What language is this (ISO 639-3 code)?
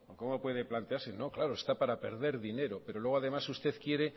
spa